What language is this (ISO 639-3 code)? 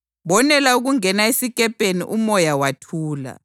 nde